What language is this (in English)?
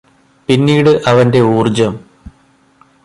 Malayalam